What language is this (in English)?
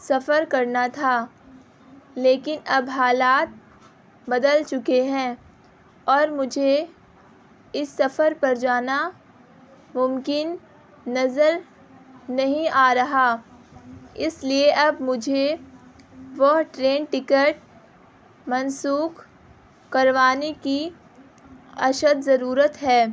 Urdu